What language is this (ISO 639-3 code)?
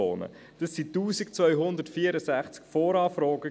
gsw